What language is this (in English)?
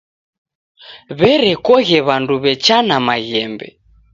Taita